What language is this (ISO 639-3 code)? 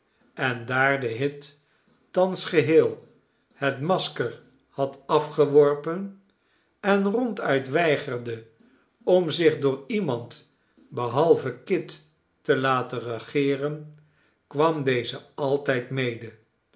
nld